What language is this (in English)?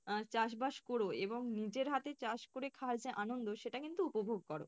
Bangla